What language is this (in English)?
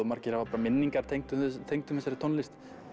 Icelandic